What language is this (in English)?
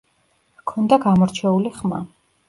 Georgian